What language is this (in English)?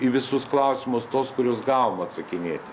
Lithuanian